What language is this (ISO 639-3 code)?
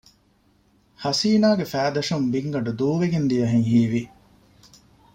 div